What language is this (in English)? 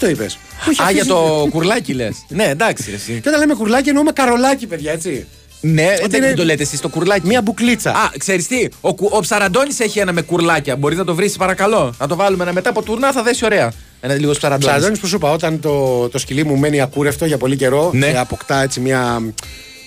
Greek